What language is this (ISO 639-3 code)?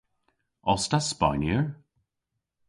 cor